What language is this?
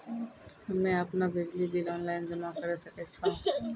Maithili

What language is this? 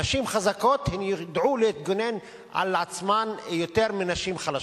Hebrew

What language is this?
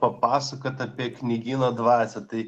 Lithuanian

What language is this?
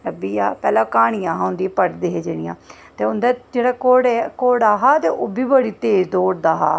Dogri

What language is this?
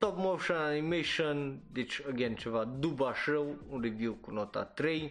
Romanian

